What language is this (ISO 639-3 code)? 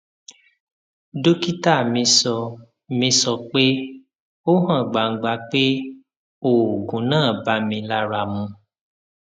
yor